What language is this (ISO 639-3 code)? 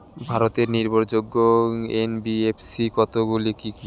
ben